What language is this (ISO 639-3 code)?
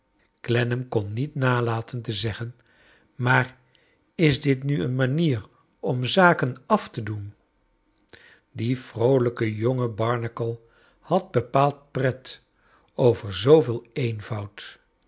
nld